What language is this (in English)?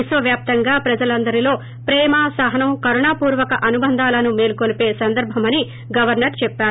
Telugu